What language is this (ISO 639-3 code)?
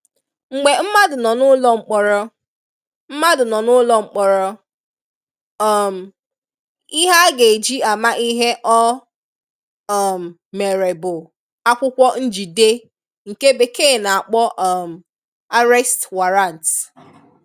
ibo